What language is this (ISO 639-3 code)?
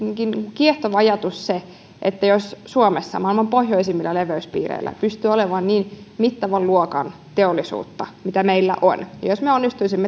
fin